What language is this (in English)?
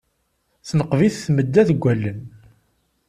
Kabyle